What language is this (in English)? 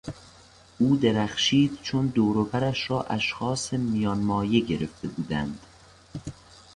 Persian